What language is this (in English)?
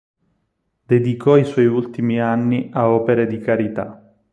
Italian